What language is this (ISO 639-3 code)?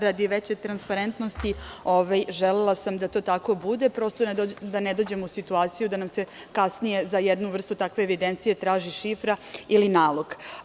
srp